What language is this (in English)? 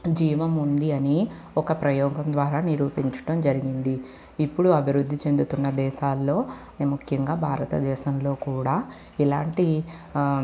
Telugu